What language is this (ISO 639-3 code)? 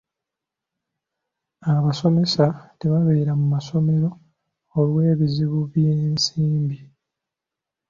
lug